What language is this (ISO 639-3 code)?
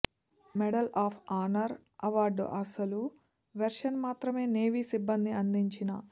tel